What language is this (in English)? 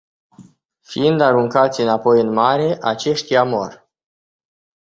Romanian